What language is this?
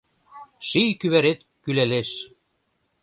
Mari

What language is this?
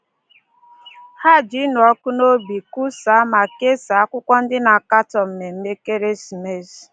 Igbo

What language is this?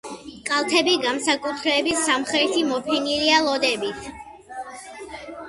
Georgian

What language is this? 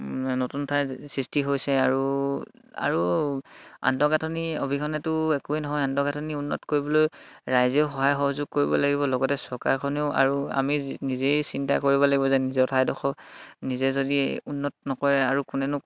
Assamese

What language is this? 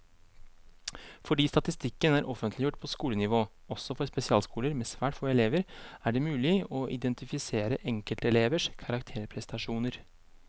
Norwegian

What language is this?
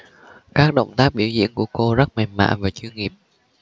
Vietnamese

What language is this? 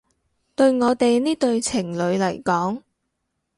Cantonese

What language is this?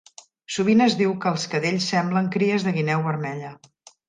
Catalan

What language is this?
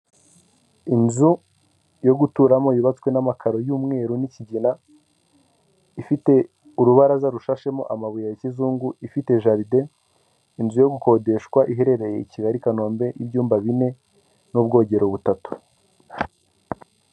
Kinyarwanda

